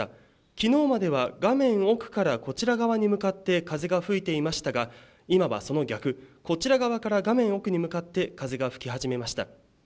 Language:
Japanese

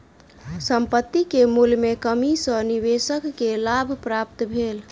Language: Maithili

